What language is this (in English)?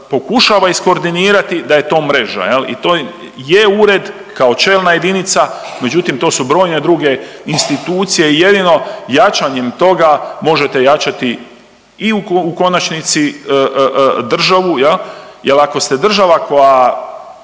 Croatian